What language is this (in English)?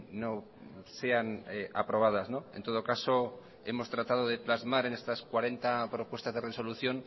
Spanish